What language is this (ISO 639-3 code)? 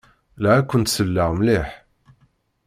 kab